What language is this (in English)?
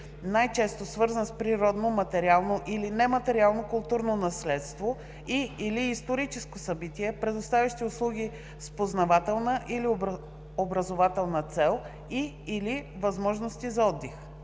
Bulgarian